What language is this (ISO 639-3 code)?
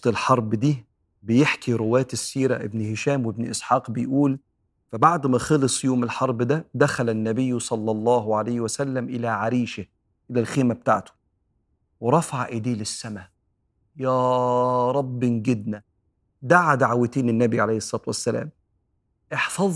ara